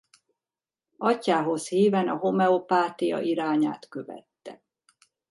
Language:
Hungarian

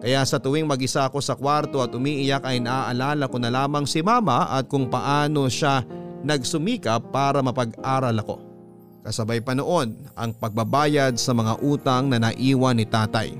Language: Filipino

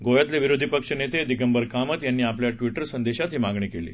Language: Marathi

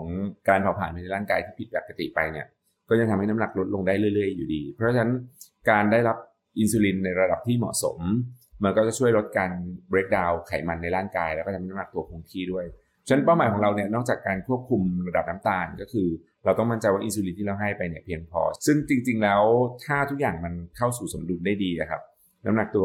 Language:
Thai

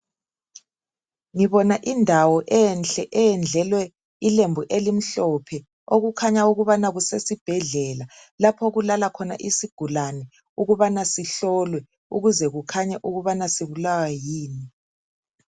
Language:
North Ndebele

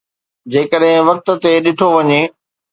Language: Sindhi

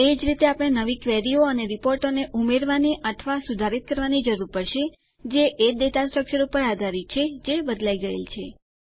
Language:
Gujarati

